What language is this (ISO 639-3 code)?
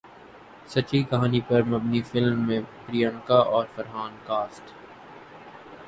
urd